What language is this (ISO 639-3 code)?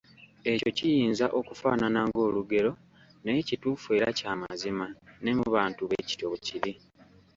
lug